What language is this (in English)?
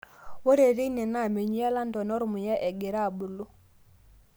Masai